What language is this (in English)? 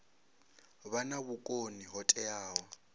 Venda